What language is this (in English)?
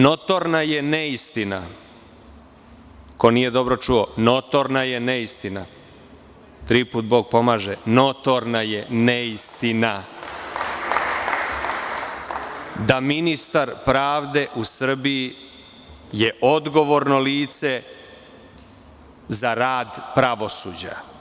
Serbian